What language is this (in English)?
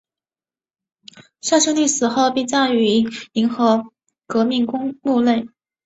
Chinese